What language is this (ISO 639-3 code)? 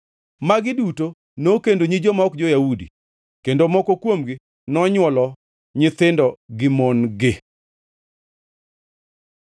luo